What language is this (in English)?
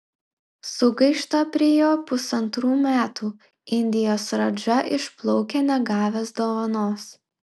Lithuanian